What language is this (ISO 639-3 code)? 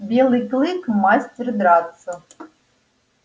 rus